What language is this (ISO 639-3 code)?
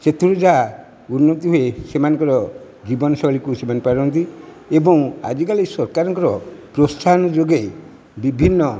ori